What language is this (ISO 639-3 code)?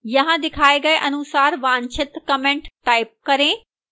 hin